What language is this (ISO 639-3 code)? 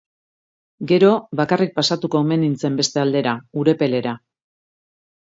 eus